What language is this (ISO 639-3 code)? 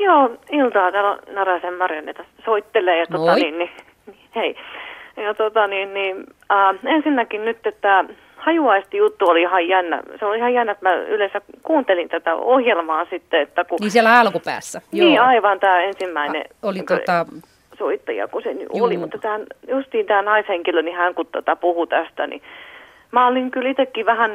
fin